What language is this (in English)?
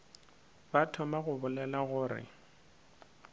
Northern Sotho